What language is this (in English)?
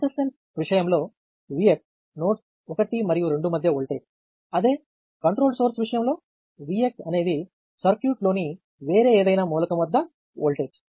Telugu